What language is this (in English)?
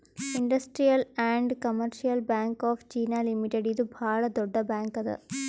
Kannada